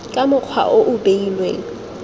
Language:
Tswana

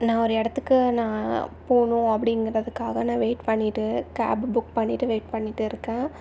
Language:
Tamil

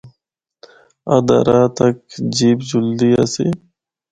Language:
Northern Hindko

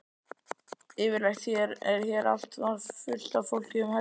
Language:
Icelandic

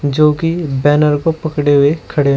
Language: Hindi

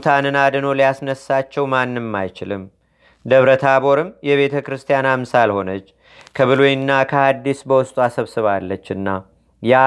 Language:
Amharic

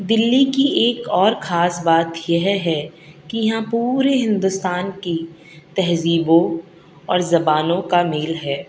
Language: Urdu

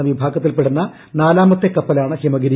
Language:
Malayalam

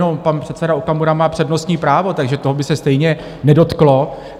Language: Czech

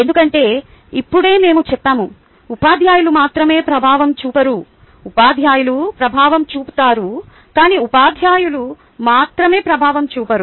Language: Telugu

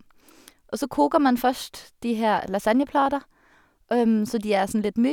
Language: Norwegian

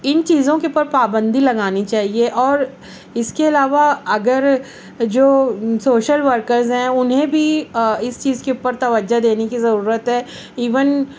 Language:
Urdu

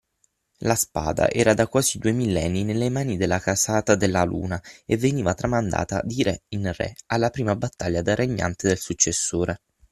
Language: Italian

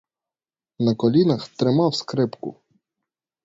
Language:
Ukrainian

